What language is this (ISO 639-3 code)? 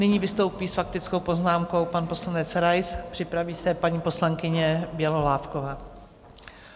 ces